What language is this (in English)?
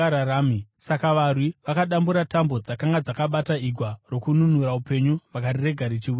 Shona